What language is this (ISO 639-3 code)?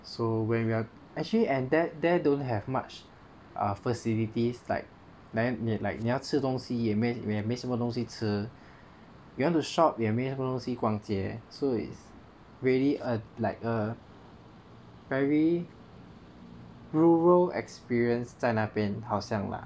eng